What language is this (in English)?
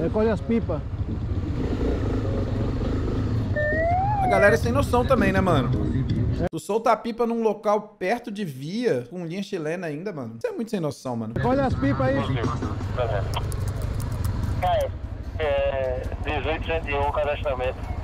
Portuguese